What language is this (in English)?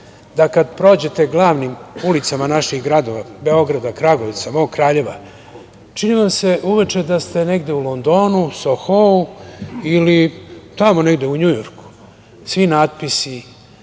Serbian